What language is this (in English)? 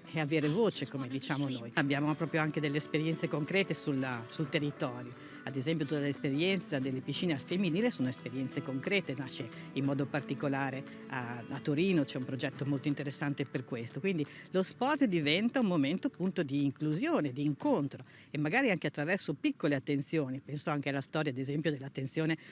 Italian